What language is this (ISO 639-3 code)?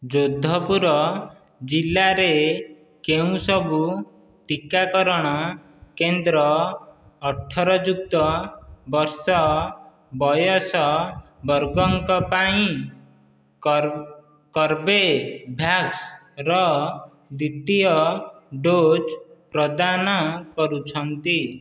ori